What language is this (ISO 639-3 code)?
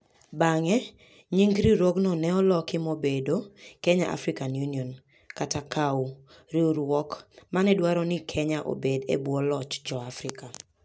luo